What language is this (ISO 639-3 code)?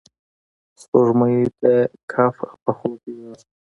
pus